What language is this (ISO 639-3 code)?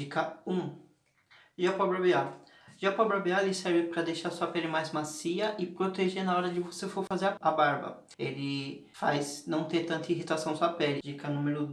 por